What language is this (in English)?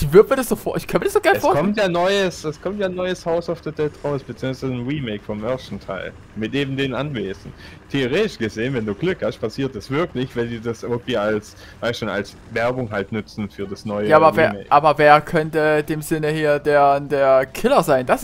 German